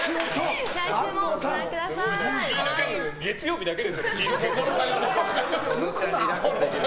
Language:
Japanese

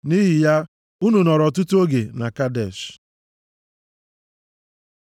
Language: Igbo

